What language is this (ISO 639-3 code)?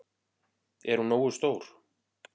isl